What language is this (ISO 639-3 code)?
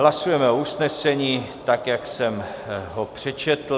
ces